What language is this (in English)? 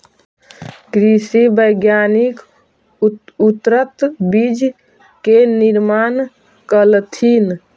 Magahi